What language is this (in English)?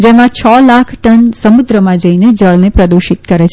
Gujarati